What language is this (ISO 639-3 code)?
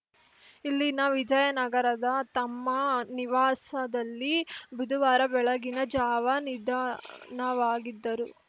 kan